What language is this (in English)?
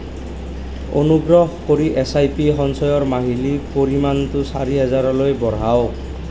Assamese